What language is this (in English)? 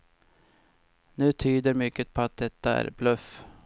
Swedish